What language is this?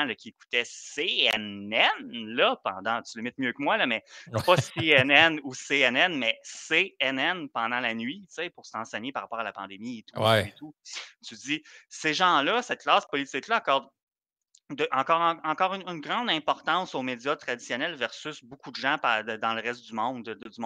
French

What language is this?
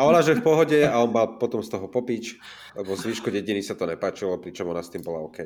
Slovak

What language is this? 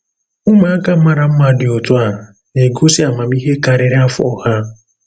Igbo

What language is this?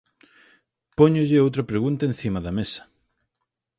Galician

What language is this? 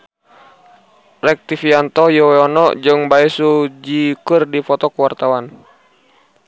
Sundanese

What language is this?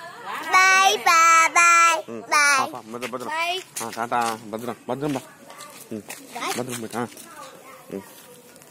Thai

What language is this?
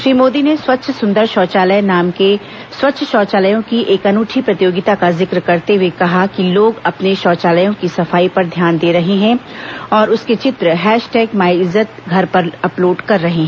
Hindi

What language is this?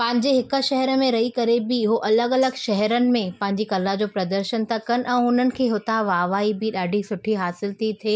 Sindhi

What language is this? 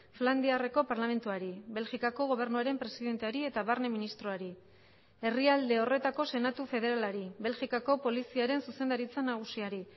Basque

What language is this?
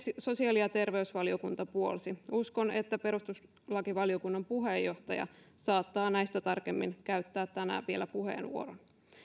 Finnish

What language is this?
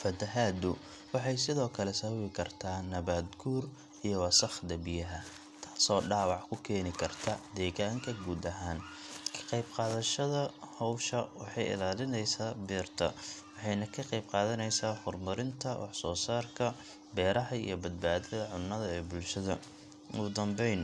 Somali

